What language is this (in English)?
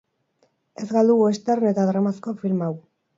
Basque